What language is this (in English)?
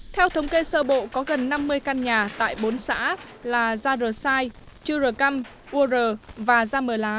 Vietnamese